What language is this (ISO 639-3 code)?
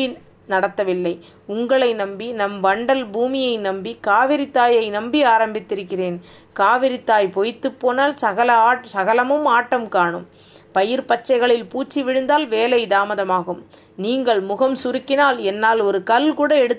tam